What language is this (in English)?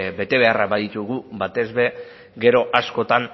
Basque